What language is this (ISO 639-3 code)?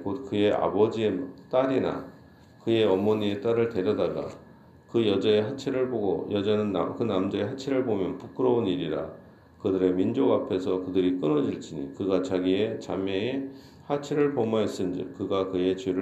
kor